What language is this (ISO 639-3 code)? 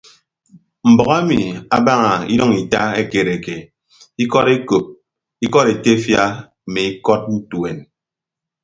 ibb